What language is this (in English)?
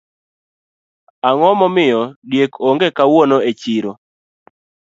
Luo (Kenya and Tanzania)